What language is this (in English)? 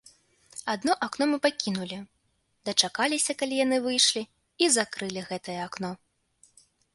Belarusian